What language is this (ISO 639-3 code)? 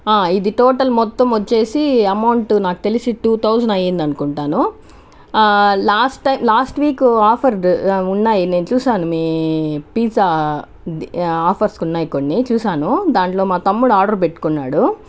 tel